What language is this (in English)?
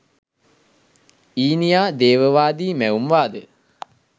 Sinhala